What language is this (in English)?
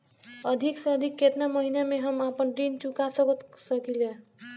Bhojpuri